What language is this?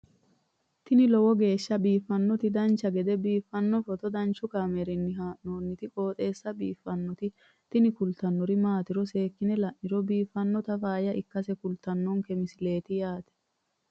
Sidamo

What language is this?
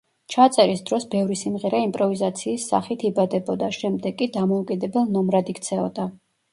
Georgian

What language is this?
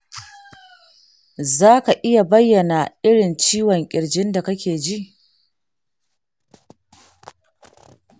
Hausa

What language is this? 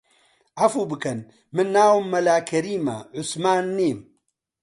Central Kurdish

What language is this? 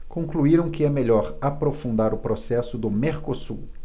Portuguese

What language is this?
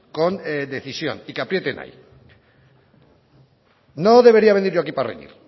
Spanish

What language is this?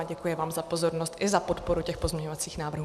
Czech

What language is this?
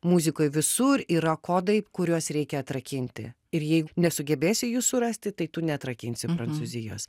Lithuanian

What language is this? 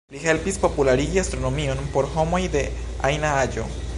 Esperanto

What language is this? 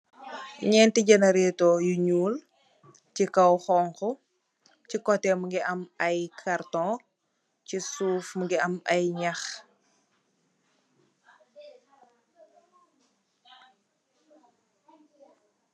Wolof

